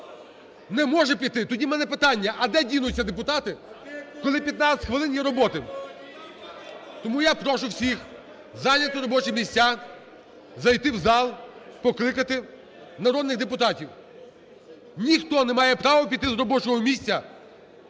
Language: Ukrainian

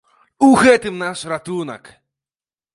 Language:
Belarusian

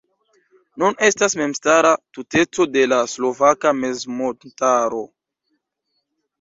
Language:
Esperanto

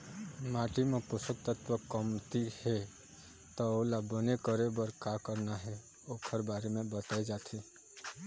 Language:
Chhattisgarhi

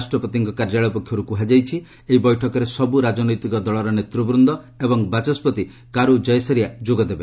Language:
Odia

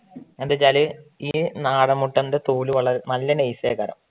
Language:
Malayalam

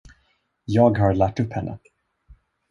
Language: Swedish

